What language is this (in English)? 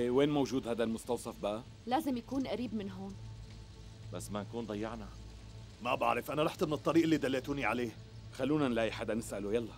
Arabic